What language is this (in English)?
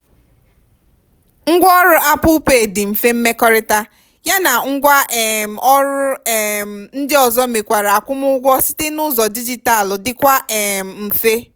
Igbo